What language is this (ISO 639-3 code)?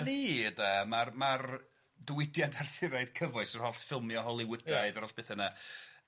cym